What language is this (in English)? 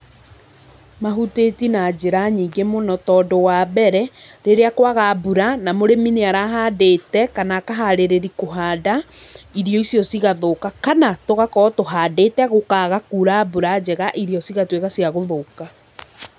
Kikuyu